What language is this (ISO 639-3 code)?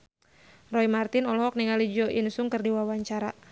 sun